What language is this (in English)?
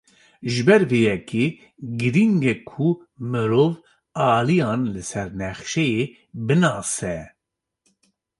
Kurdish